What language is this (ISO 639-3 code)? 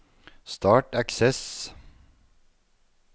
nor